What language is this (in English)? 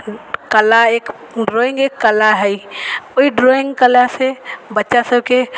Maithili